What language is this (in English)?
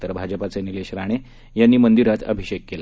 Marathi